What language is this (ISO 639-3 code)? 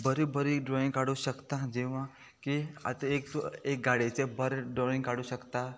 kok